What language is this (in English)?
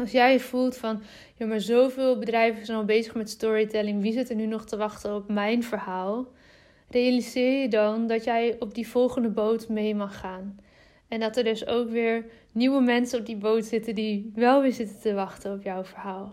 Dutch